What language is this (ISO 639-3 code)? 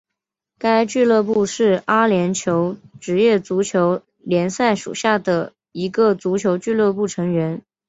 zho